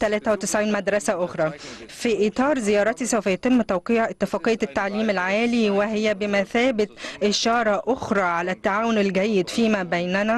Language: Arabic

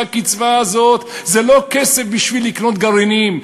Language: Hebrew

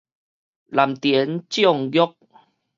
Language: Min Nan Chinese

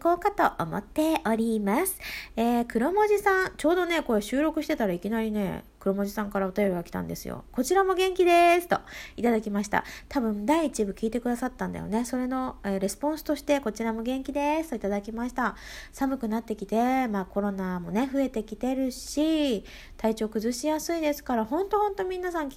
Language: Japanese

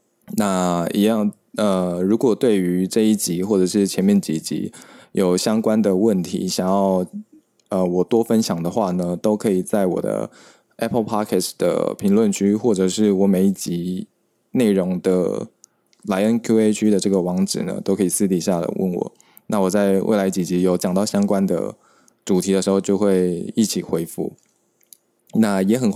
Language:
Chinese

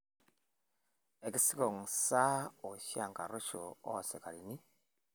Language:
Masai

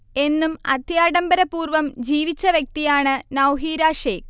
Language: Malayalam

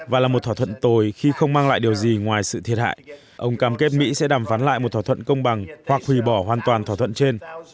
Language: Vietnamese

